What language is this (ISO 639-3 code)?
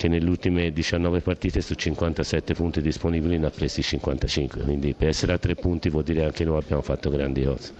ita